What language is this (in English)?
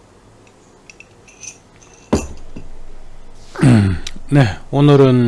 Korean